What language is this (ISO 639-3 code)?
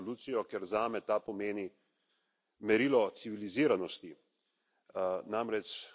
slv